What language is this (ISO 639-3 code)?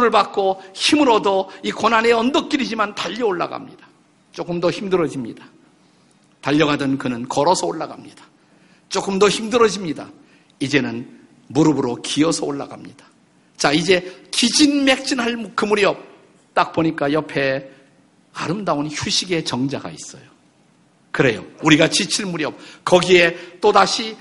kor